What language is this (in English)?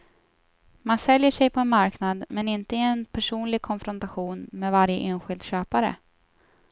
Swedish